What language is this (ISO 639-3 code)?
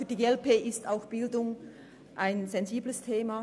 gsw